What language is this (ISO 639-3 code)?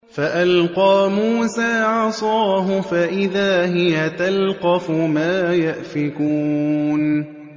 ara